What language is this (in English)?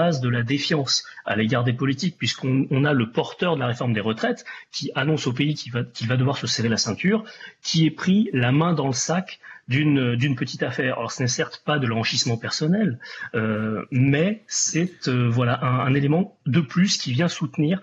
French